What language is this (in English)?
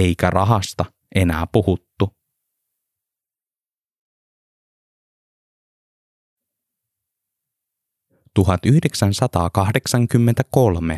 Finnish